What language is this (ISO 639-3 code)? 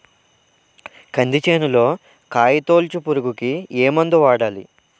tel